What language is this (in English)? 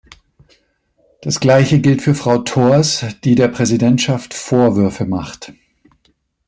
German